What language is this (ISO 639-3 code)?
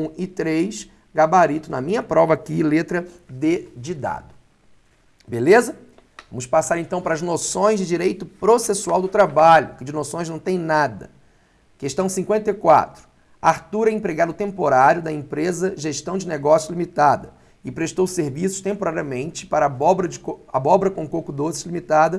por